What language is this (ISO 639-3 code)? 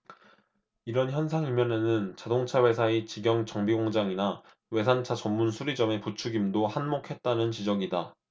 kor